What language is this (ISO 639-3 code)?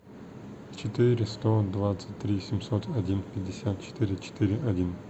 rus